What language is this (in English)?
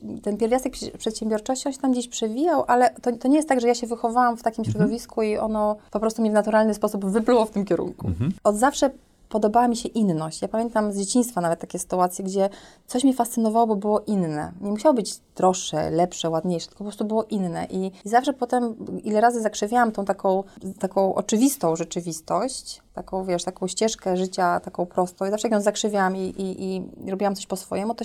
Polish